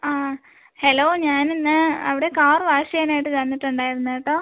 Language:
Malayalam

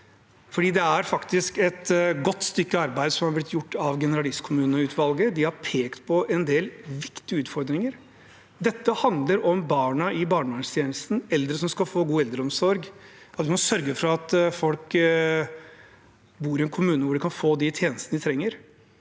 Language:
Norwegian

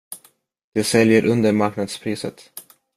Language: Swedish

